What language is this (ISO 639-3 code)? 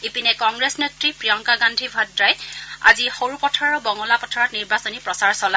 asm